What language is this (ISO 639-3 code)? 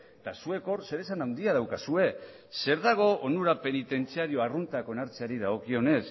eus